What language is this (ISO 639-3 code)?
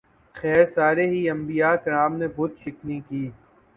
urd